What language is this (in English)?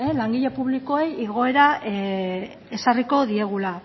Basque